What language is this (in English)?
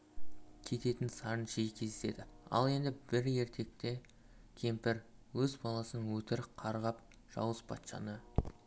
Kazakh